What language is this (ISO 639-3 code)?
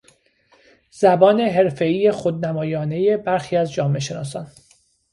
fas